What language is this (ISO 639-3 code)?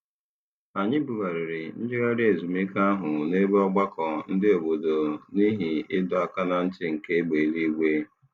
ibo